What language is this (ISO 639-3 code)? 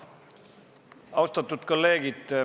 est